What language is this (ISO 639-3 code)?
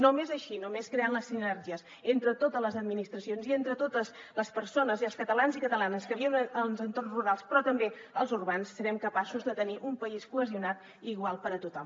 cat